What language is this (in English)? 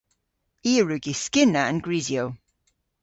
Cornish